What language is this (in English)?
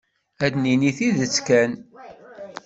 Kabyle